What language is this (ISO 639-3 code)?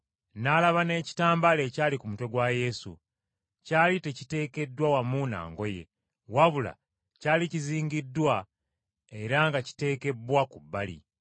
lug